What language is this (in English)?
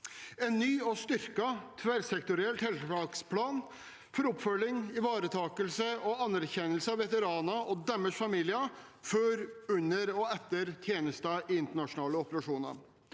Norwegian